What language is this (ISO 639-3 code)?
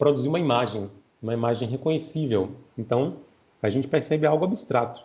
por